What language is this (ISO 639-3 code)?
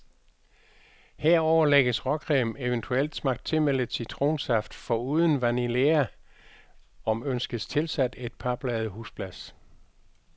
dan